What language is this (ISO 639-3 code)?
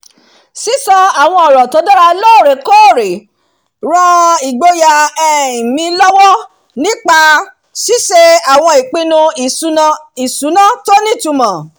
yor